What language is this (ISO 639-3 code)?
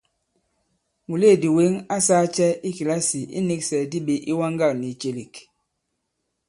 abb